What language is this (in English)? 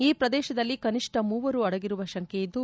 Kannada